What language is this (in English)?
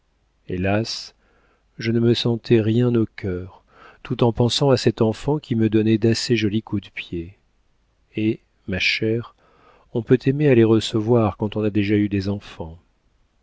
French